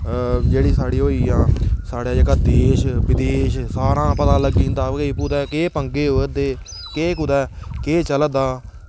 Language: Dogri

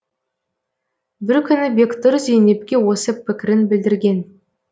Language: Kazakh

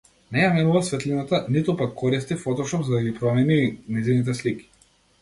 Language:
Macedonian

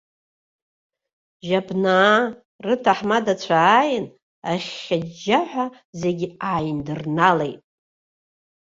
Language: Abkhazian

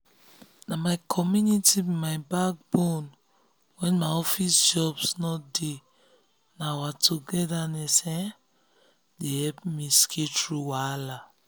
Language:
Nigerian Pidgin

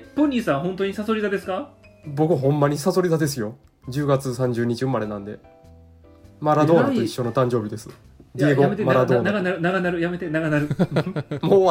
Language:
Japanese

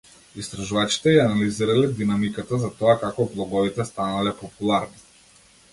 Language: Macedonian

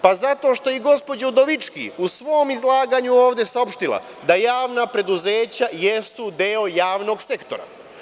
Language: Serbian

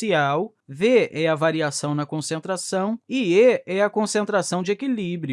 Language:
Portuguese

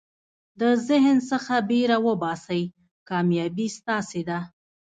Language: Pashto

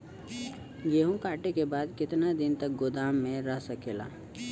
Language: Bhojpuri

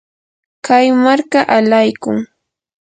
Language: Yanahuanca Pasco Quechua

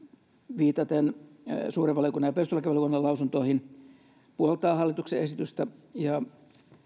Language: Finnish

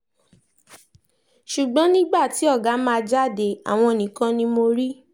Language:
Yoruba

